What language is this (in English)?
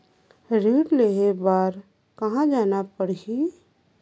Chhattisgarhi